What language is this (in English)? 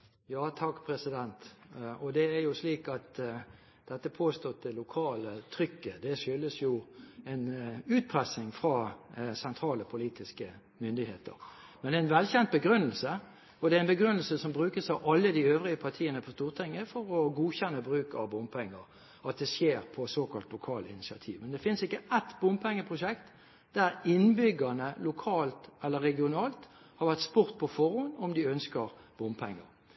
Norwegian Bokmål